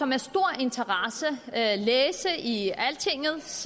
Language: Danish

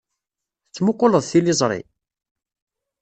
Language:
Kabyle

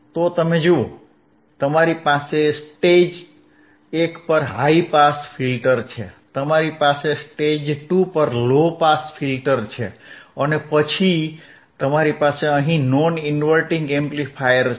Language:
Gujarati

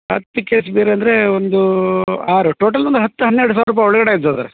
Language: Kannada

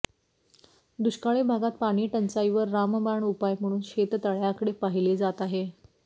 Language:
Marathi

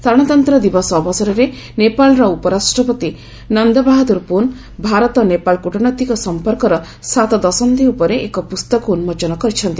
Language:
Odia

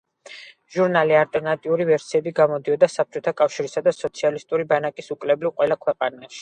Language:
Georgian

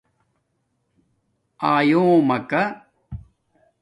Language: Domaaki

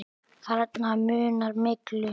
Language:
Icelandic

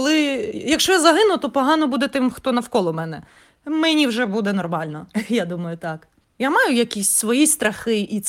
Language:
Ukrainian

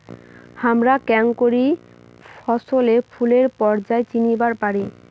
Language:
Bangla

